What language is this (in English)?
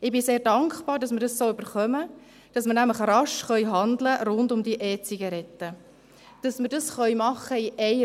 Swiss German